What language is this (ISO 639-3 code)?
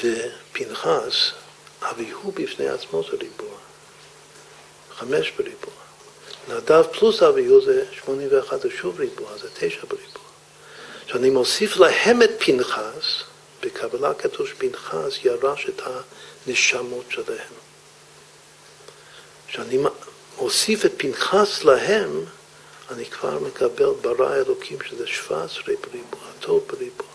heb